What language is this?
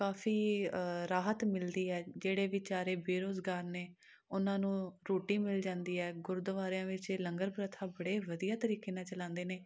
Punjabi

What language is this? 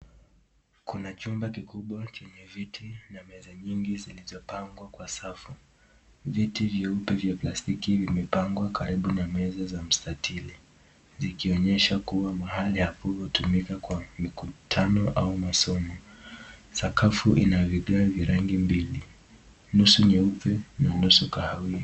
Swahili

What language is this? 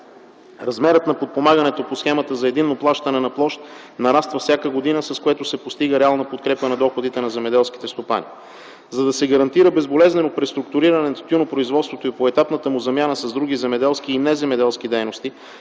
Bulgarian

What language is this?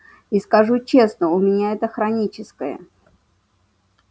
Russian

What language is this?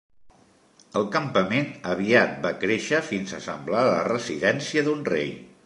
Catalan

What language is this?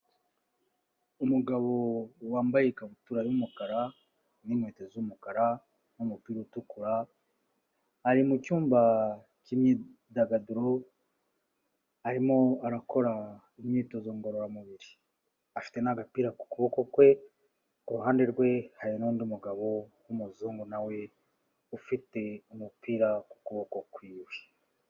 Kinyarwanda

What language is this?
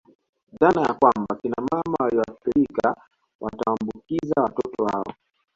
Swahili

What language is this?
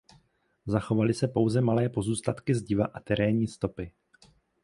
Czech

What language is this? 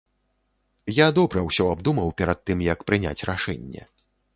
Belarusian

